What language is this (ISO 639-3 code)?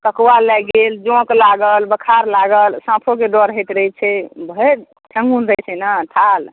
mai